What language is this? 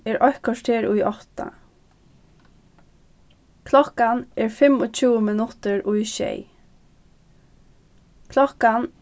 Faroese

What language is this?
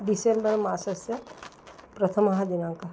Sanskrit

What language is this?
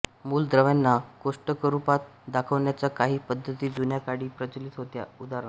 Marathi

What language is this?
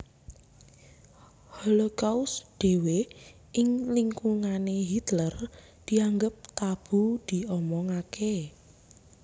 Javanese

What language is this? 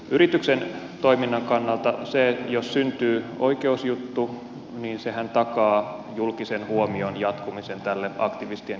Finnish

